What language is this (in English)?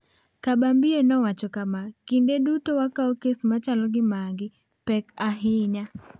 Luo (Kenya and Tanzania)